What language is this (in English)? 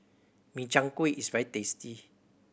English